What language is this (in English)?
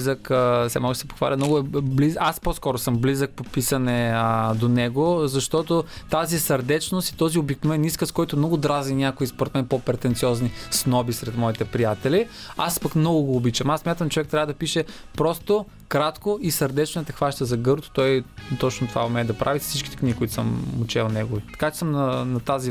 Bulgarian